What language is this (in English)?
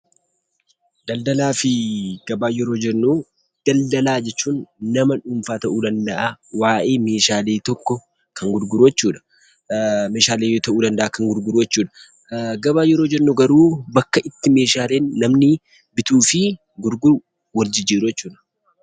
Oromo